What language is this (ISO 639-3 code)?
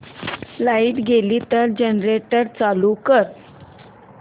mar